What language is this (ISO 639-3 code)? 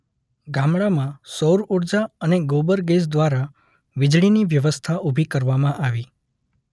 guj